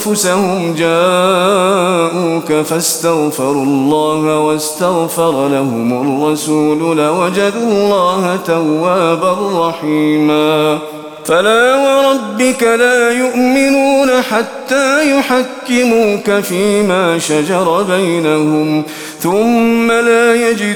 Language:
Arabic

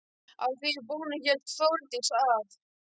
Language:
Icelandic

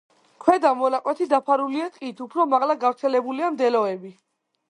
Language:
Georgian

